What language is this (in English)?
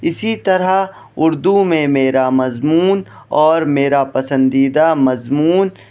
Urdu